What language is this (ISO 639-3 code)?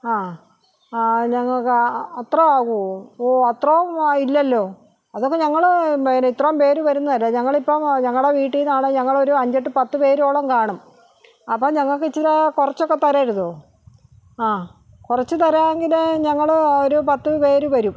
mal